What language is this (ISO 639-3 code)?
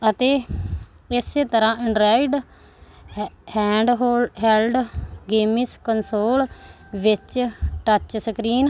pan